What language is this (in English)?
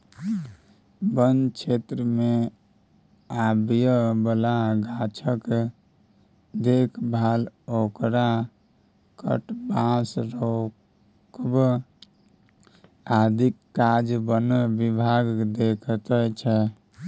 Maithili